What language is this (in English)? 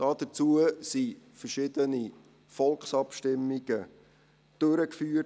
Swiss German